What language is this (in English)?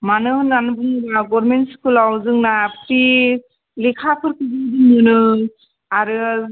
Bodo